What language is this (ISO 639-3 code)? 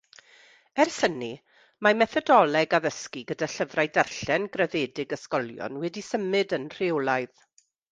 cym